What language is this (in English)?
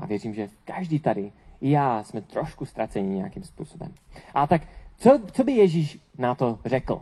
Czech